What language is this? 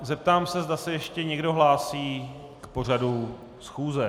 Czech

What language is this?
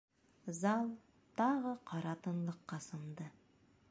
Bashkir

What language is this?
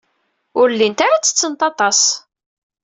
Kabyle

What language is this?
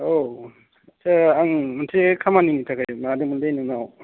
Bodo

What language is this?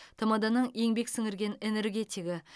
Kazakh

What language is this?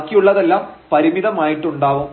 Malayalam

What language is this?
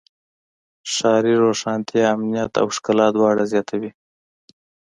Pashto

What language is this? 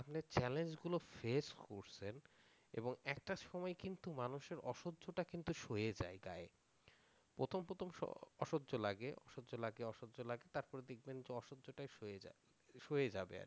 Bangla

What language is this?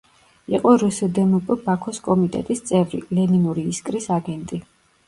Georgian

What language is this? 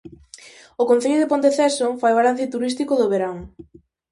Galician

